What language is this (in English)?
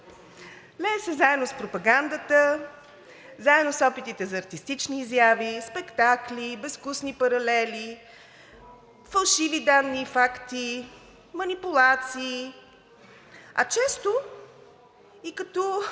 Bulgarian